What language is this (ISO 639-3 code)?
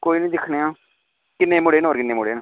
doi